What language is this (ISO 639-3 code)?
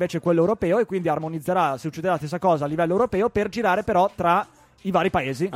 ita